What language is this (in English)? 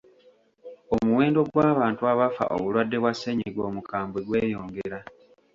Ganda